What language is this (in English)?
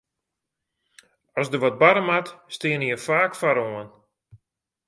Western Frisian